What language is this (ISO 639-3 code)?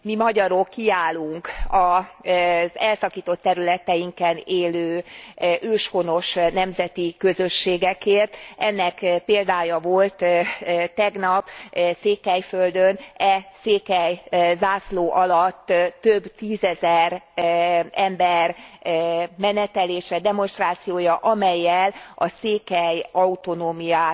hun